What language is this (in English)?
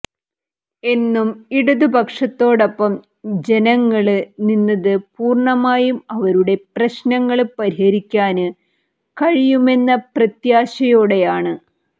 Malayalam